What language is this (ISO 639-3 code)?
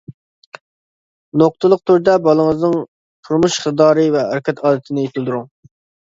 uig